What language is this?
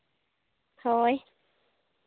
Santali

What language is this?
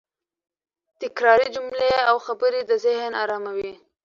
Pashto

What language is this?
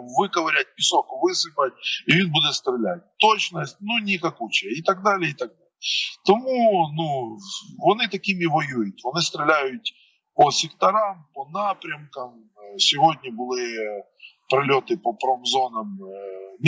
Ukrainian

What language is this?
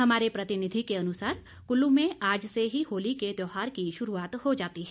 Hindi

